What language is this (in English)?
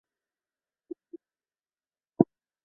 Chinese